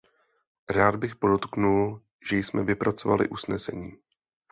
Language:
Czech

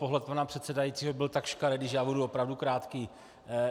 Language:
Czech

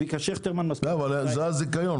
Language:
Hebrew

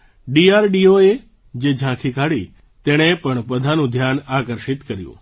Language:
Gujarati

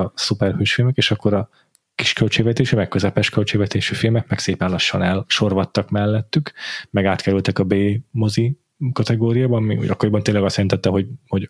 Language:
Hungarian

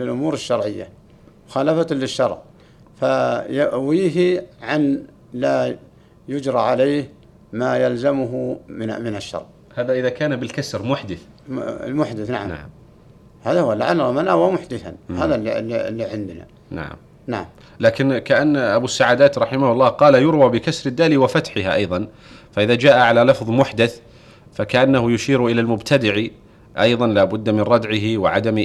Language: Arabic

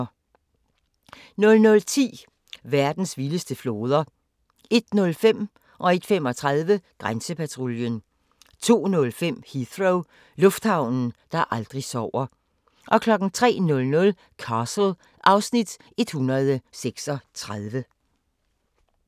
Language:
Danish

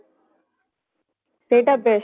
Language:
Odia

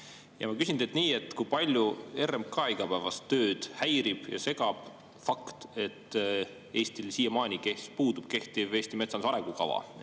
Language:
Estonian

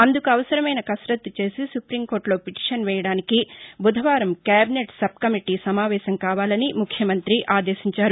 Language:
Telugu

